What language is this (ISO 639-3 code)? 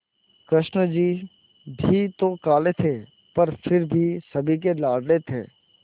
hin